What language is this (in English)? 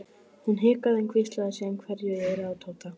Icelandic